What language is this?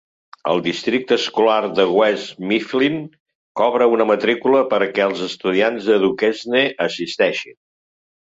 Catalan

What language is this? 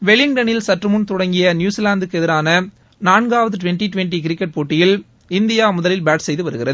Tamil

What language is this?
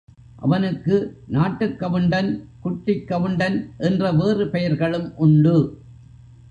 Tamil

